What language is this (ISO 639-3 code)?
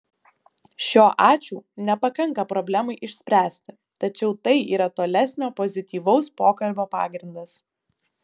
lit